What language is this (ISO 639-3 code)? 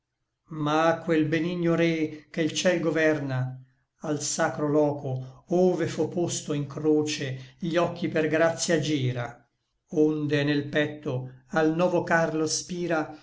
ita